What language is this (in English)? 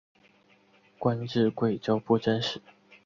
Chinese